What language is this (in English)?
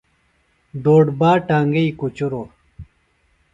Phalura